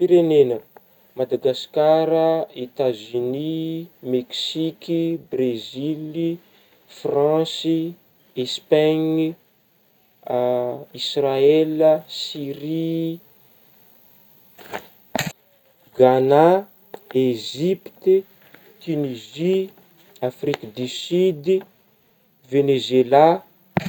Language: Northern Betsimisaraka Malagasy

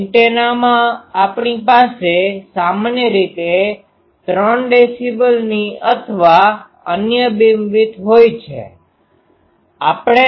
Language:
Gujarati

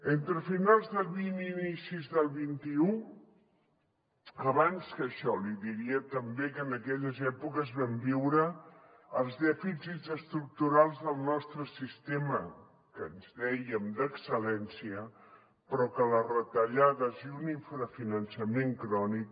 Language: Catalan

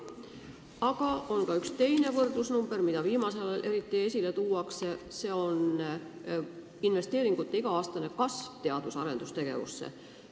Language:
Estonian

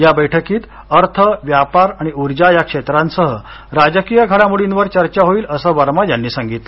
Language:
Marathi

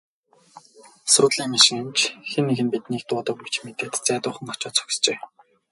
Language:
Mongolian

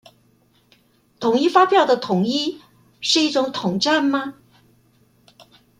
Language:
Chinese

